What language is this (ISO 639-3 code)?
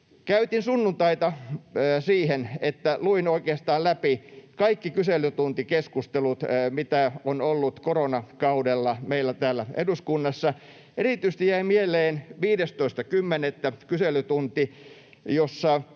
fin